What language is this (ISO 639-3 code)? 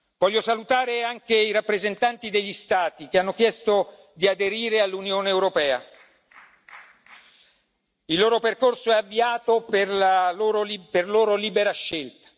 ita